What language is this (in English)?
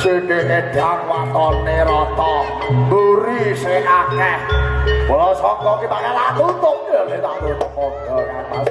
Indonesian